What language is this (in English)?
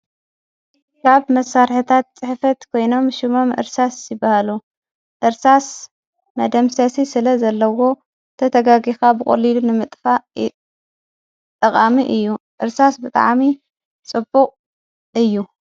Tigrinya